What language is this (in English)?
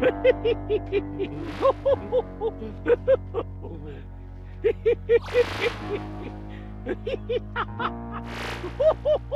Thai